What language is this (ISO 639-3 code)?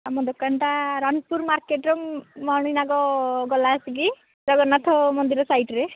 ori